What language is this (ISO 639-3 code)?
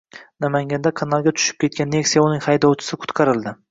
uzb